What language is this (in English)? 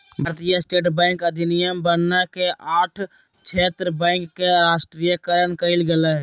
Magahi